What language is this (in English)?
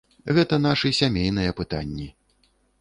Belarusian